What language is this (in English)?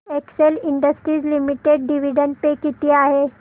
Marathi